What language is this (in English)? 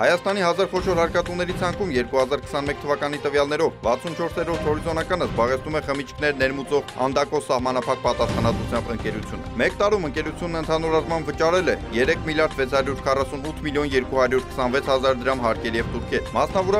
Turkish